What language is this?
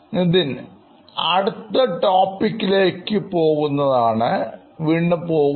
Malayalam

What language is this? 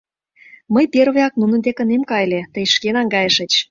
Mari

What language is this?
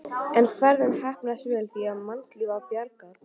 Icelandic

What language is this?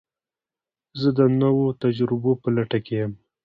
Pashto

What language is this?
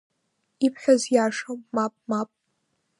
Abkhazian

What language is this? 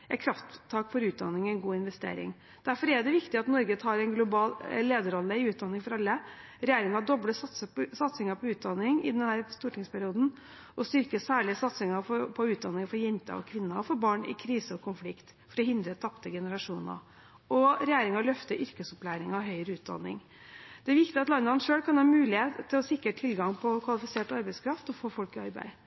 Norwegian Bokmål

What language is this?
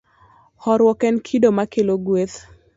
Luo (Kenya and Tanzania)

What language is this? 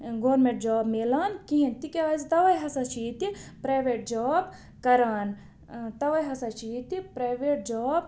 Kashmiri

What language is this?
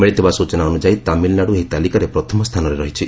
Odia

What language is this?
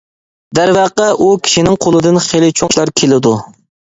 Uyghur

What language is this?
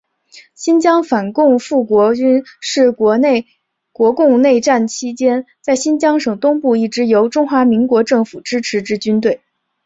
Chinese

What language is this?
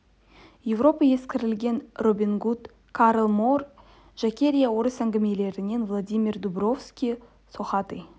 Kazakh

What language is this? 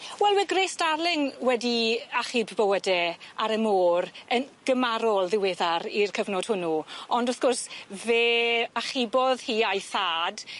Welsh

